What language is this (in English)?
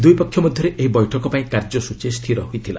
Odia